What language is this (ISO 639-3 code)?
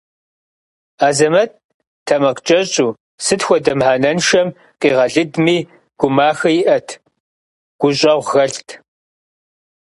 kbd